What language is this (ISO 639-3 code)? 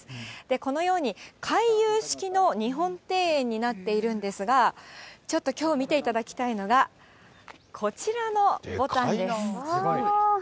jpn